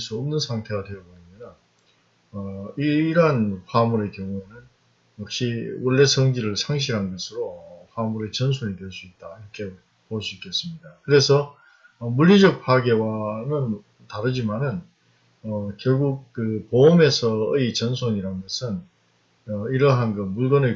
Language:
Korean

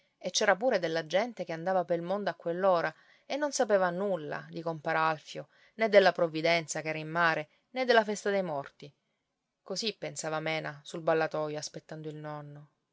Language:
Italian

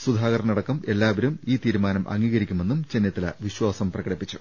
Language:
Malayalam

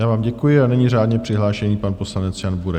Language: Czech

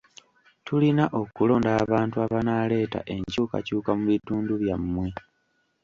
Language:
Ganda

